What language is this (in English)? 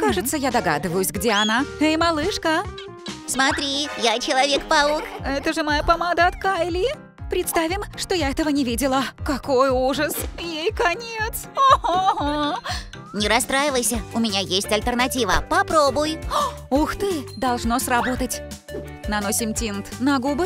Russian